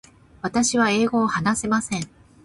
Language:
Japanese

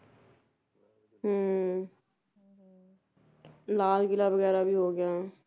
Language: Punjabi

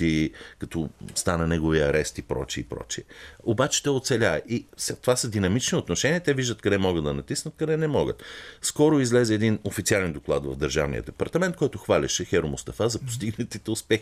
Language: Bulgarian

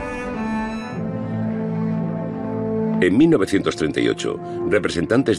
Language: Spanish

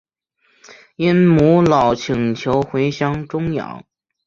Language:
Chinese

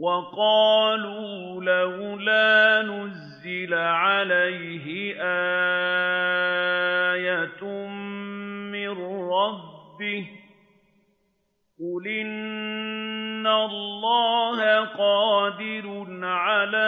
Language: Arabic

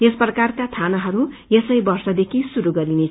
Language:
Nepali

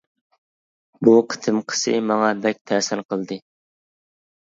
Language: Uyghur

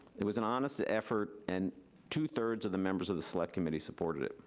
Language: English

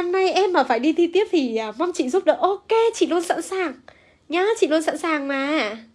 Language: Vietnamese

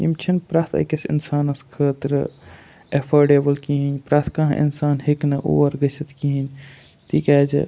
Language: Kashmiri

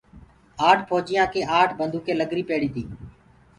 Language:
Gurgula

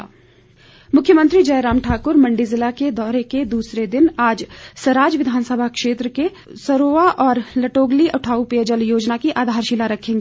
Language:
Hindi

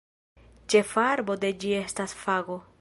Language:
Esperanto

